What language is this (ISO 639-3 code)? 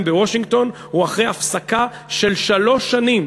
heb